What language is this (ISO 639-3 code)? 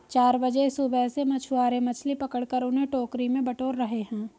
hin